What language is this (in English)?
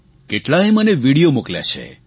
Gujarati